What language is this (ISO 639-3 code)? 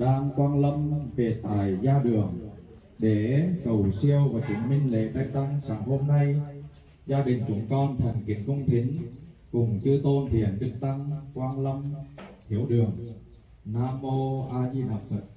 vie